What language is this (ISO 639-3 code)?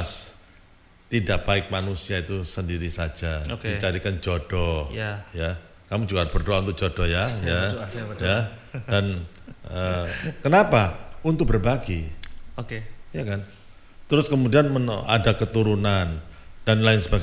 ind